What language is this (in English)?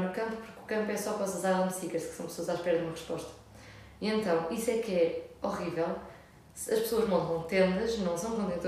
Portuguese